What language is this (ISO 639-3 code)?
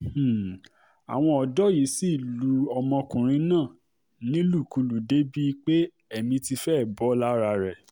yor